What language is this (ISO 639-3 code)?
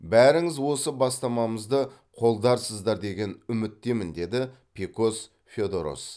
kaz